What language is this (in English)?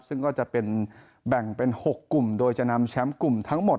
Thai